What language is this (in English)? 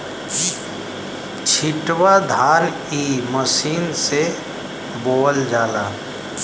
Bhojpuri